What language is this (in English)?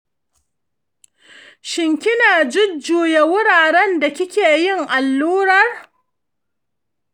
Hausa